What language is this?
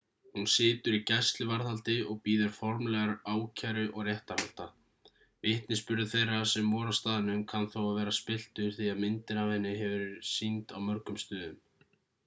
Icelandic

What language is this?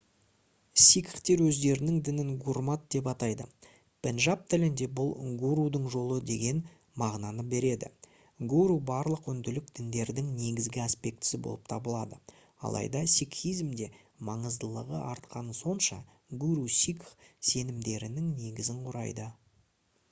Kazakh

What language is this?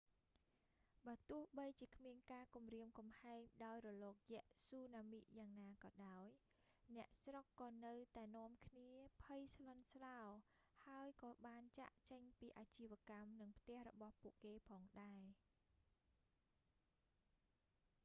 Khmer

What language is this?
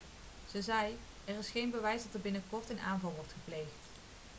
Dutch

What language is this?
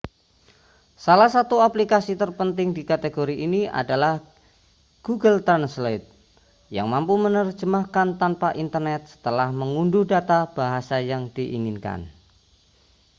Indonesian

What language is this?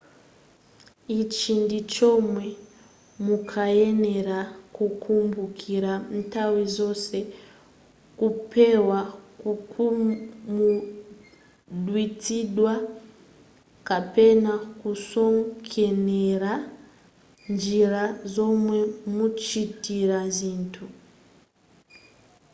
Nyanja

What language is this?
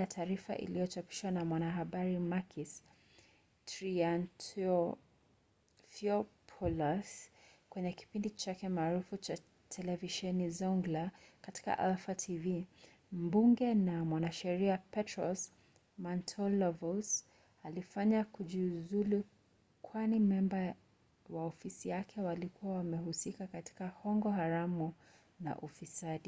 Swahili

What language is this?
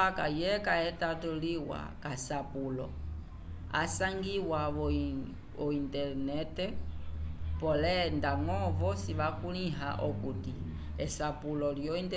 Umbundu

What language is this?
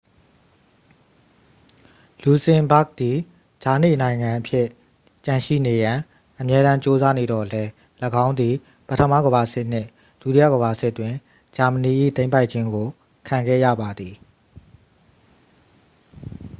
Burmese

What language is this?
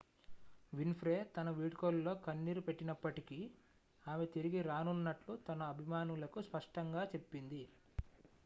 Telugu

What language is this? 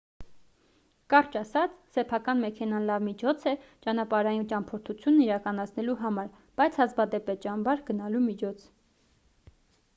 Armenian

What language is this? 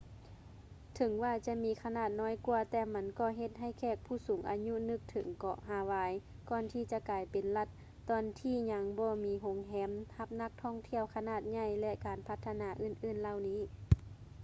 Lao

